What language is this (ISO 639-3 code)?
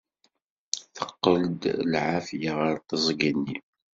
kab